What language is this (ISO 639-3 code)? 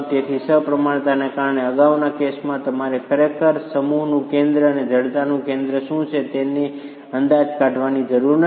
guj